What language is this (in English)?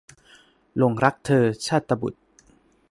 Thai